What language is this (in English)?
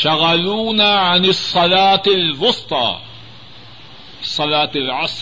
Urdu